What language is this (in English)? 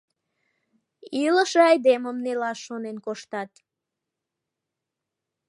Mari